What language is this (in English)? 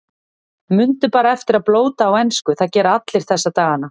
Icelandic